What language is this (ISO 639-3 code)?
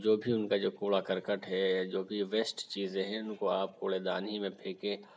urd